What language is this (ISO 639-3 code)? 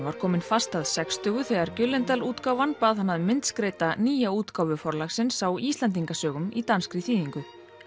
isl